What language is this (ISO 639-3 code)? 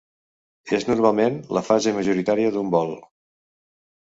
cat